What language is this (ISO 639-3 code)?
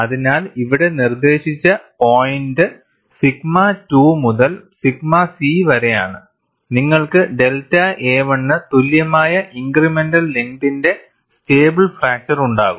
mal